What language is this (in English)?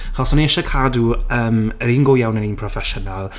Welsh